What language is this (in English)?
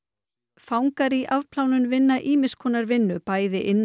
Icelandic